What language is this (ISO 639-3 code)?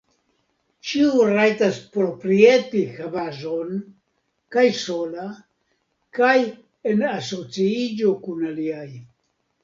epo